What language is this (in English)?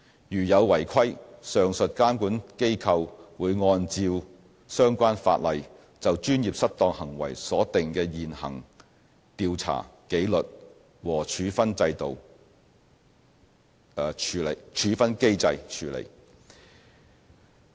Cantonese